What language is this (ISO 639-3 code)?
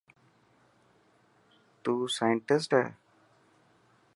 mki